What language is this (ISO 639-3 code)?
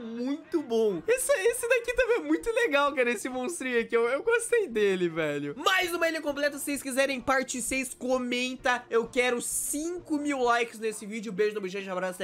por